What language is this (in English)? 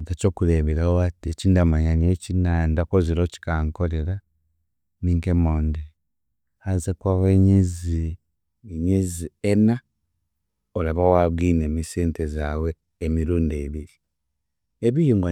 Chiga